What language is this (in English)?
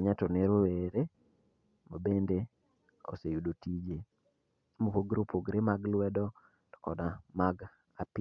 Luo (Kenya and Tanzania)